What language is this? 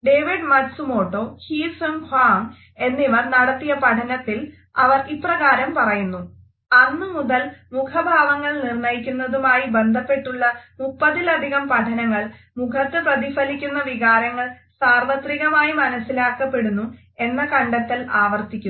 Malayalam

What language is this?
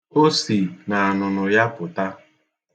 Igbo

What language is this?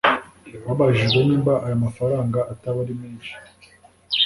Kinyarwanda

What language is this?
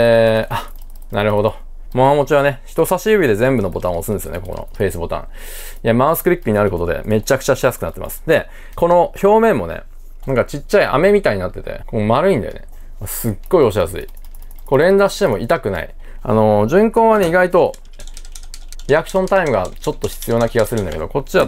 Japanese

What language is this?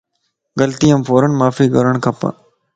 Lasi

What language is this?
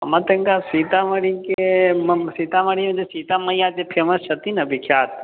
Maithili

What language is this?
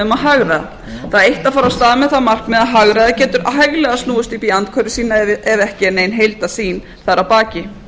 Icelandic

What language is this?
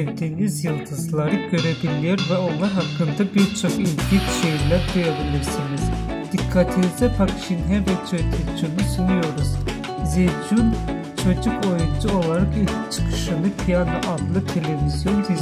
Turkish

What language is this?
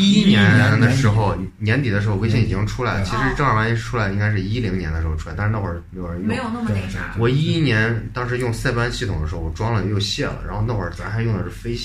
Chinese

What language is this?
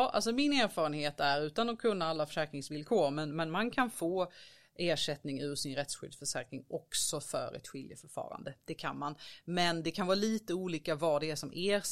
Swedish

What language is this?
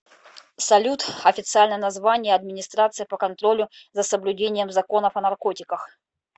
Russian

